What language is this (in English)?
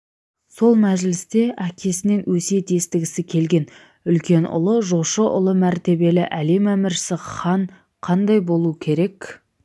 Kazakh